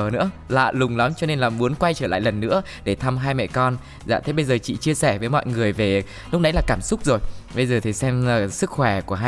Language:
Vietnamese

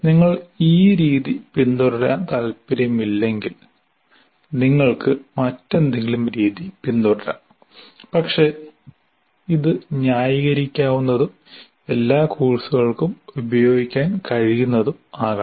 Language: Malayalam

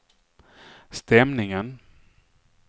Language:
Swedish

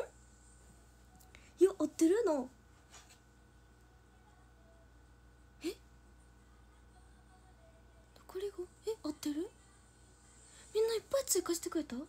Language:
Japanese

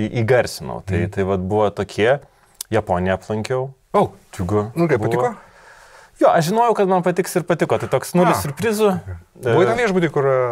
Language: Lithuanian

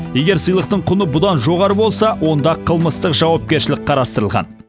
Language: Kazakh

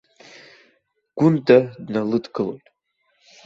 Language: Abkhazian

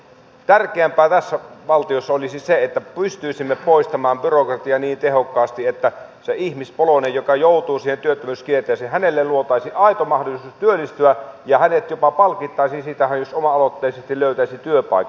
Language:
Finnish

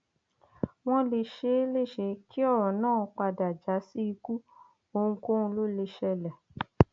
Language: Yoruba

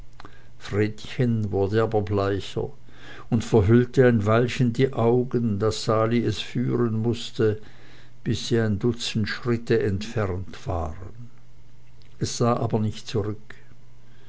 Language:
German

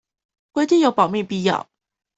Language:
Chinese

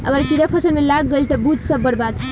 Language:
Bhojpuri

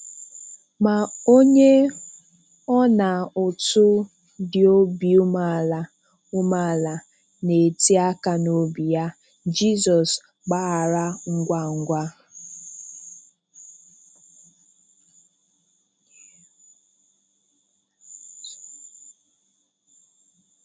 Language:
Igbo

